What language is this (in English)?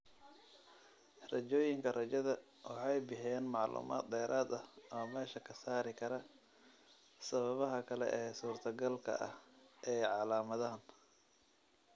Somali